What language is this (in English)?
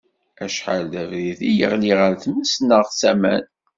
Kabyle